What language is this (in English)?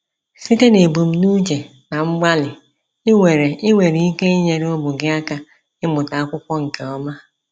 Igbo